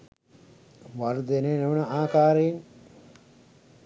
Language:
Sinhala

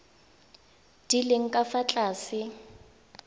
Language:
Tswana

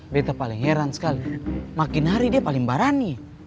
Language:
Indonesian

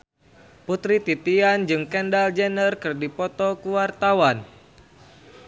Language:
Sundanese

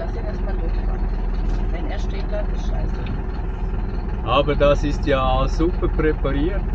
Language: German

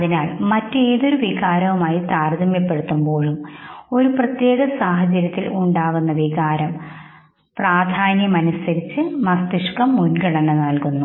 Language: Malayalam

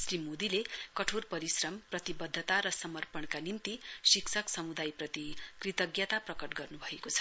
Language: Nepali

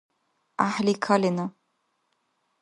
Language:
Dargwa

